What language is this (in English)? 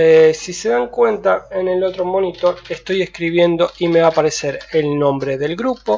Spanish